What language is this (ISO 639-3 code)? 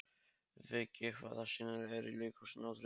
isl